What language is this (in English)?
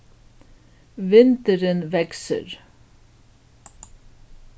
Faroese